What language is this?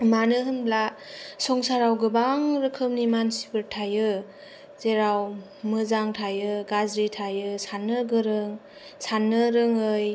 Bodo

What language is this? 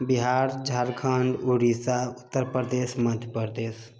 Maithili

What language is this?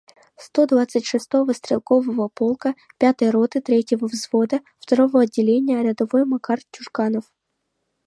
Mari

